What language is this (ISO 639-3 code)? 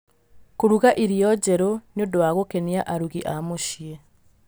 kik